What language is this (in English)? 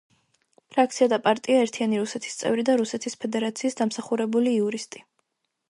Georgian